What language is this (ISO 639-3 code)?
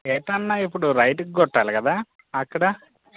tel